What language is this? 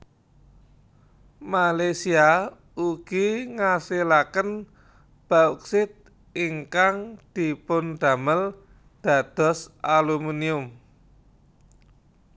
Javanese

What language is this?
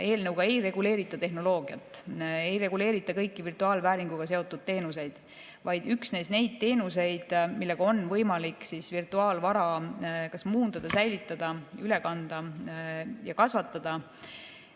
Estonian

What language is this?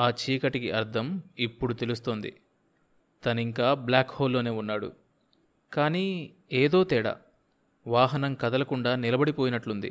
Telugu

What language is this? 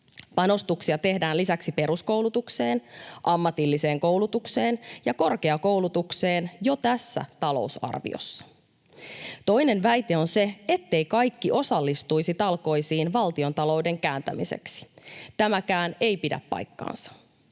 Finnish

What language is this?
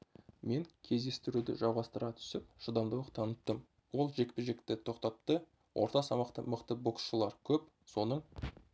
Kazakh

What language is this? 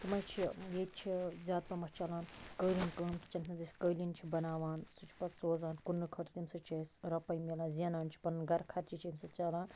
Kashmiri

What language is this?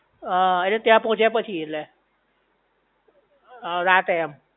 Gujarati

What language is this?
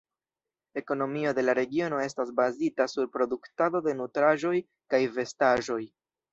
Esperanto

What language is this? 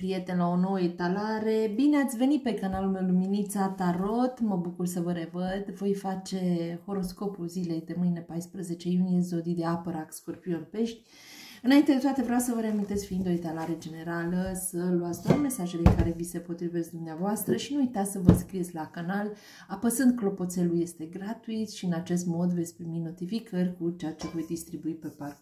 Romanian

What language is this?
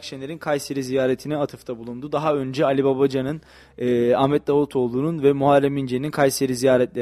Turkish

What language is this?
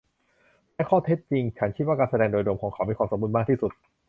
Thai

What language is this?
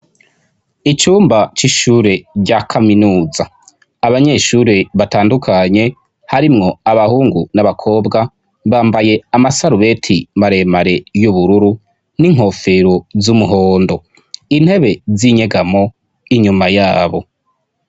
Rundi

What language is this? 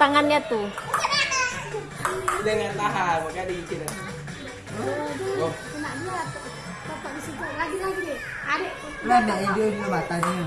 Indonesian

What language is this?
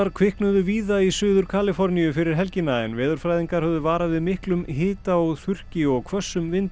Icelandic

